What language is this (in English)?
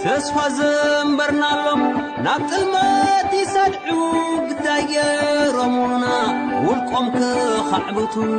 Arabic